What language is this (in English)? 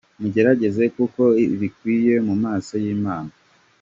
Kinyarwanda